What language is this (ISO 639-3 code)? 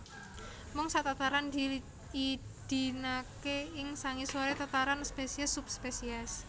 jav